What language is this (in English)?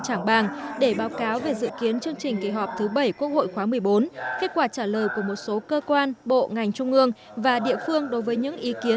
Vietnamese